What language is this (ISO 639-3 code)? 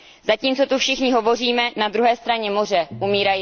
ces